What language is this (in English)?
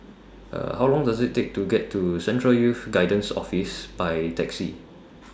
English